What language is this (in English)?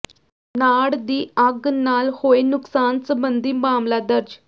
Punjabi